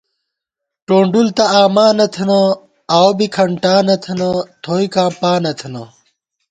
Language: Gawar-Bati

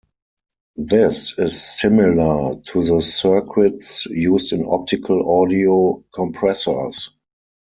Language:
English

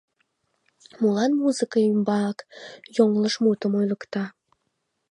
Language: Mari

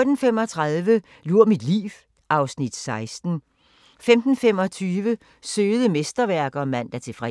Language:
Danish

